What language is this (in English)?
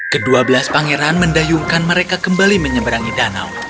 Indonesian